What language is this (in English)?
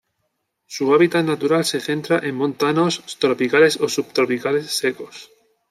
Spanish